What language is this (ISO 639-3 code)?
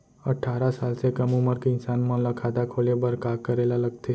hne